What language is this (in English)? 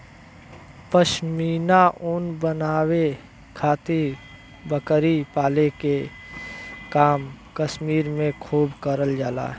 Bhojpuri